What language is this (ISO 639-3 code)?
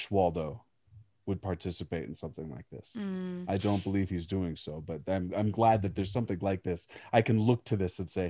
eng